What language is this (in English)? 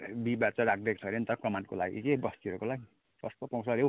Nepali